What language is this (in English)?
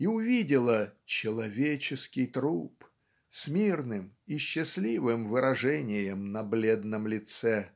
Russian